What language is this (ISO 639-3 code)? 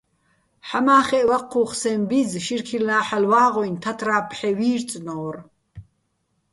bbl